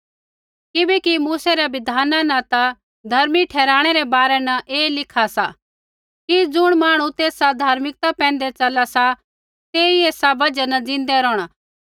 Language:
Kullu Pahari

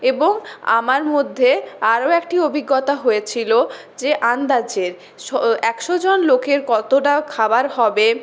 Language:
Bangla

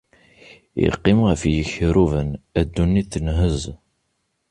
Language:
Kabyle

